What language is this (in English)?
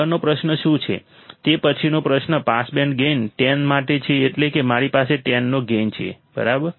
Gujarati